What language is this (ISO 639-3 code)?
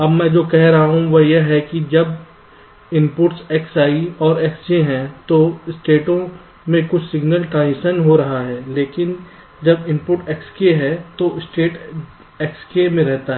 hin